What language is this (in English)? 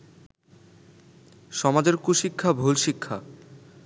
Bangla